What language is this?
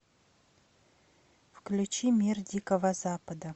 Russian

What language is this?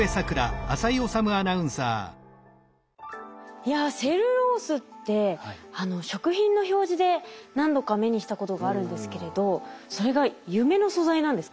Japanese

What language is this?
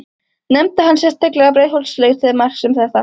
Icelandic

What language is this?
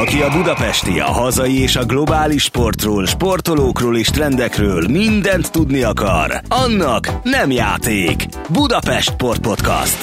Hungarian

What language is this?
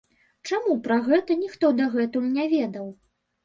Belarusian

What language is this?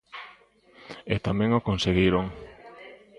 Galician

